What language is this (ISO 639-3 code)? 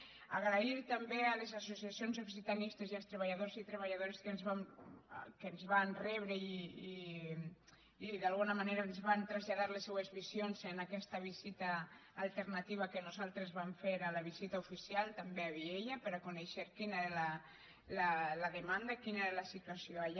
cat